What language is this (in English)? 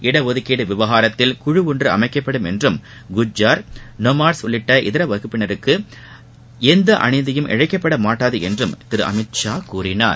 Tamil